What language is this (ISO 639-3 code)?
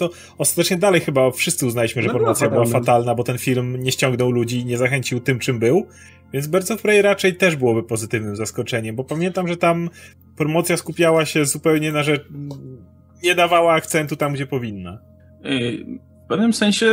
pol